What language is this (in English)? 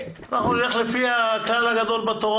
Hebrew